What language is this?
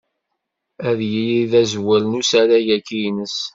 Kabyle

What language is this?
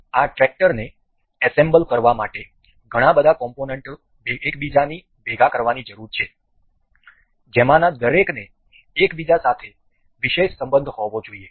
Gujarati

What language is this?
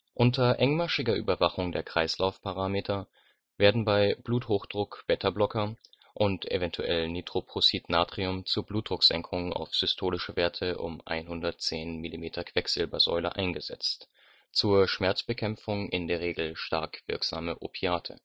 German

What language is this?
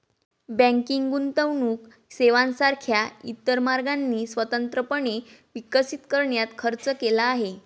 Marathi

